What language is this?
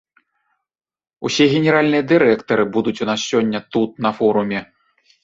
Belarusian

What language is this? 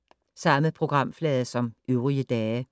Danish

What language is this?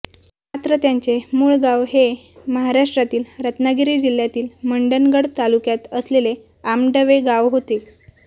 Marathi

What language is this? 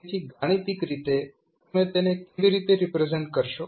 Gujarati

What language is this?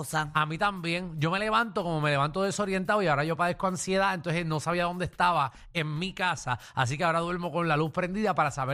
Spanish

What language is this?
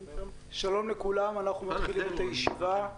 Hebrew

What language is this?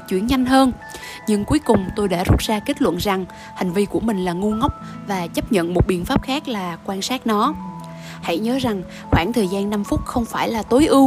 Vietnamese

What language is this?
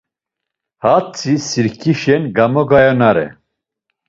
Laz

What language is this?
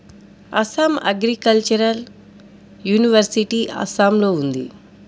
Telugu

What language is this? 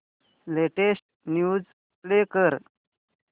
Marathi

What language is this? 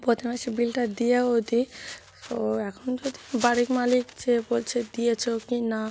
Bangla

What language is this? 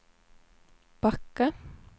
Swedish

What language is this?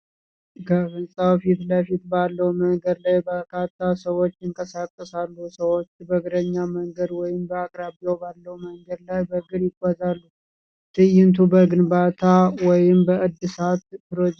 Amharic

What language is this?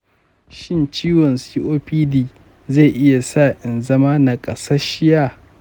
Hausa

